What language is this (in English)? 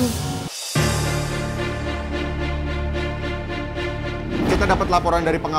Indonesian